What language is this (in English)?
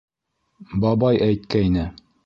Bashkir